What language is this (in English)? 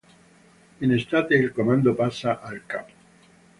Italian